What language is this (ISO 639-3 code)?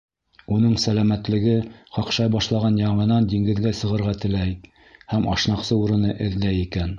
bak